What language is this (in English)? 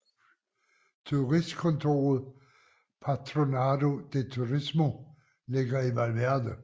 Danish